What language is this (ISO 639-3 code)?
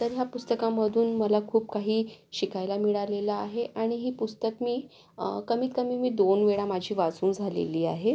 mar